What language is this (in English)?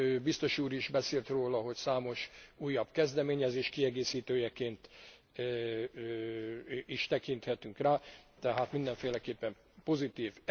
Hungarian